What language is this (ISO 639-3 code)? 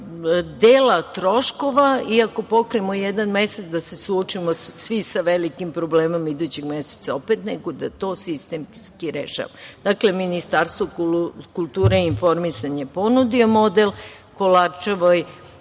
srp